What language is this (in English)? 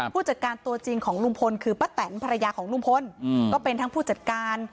Thai